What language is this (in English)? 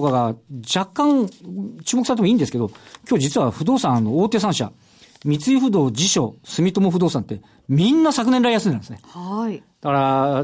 Japanese